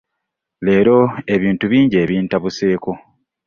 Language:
Ganda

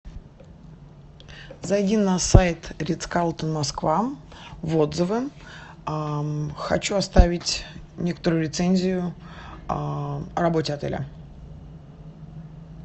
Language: Russian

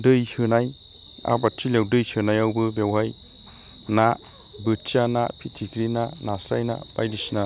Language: Bodo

